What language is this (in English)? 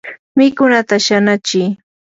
Yanahuanca Pasco Quechua